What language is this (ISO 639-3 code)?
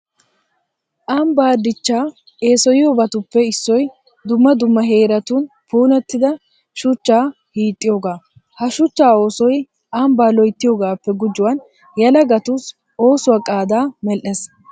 wal